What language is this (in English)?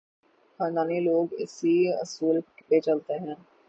Urdu